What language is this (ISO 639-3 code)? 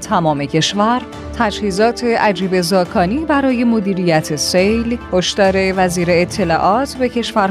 fas